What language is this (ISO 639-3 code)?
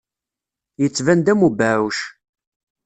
kab